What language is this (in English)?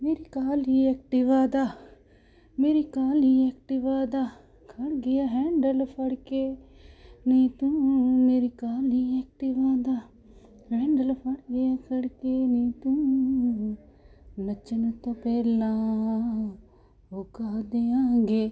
Punjabi